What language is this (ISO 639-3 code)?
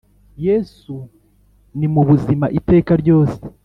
kin